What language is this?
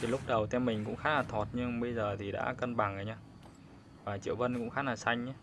Vietnamese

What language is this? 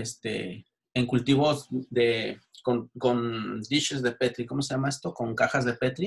Spanish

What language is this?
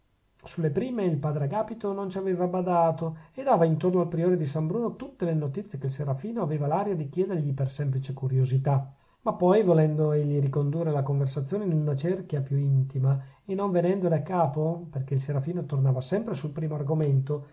Italian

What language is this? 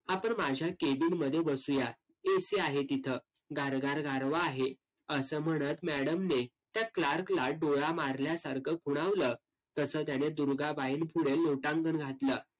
Marathi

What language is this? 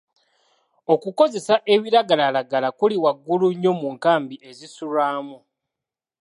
Ganda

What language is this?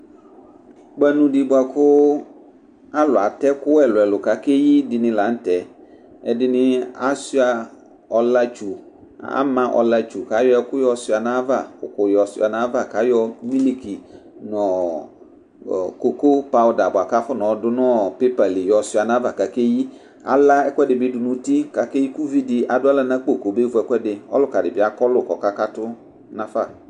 Ikposo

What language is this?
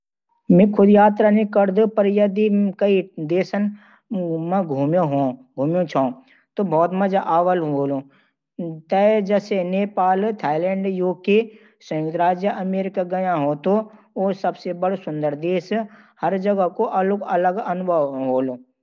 Garhwali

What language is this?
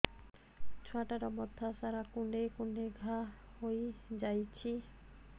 Odia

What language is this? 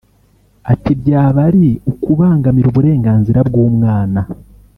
Kinyarwanda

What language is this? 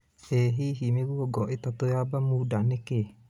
Kikuyu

